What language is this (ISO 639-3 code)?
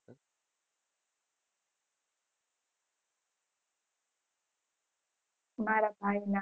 guj